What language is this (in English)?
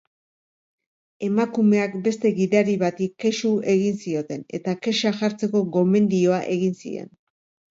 Basque